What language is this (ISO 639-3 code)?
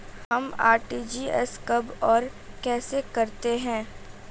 hin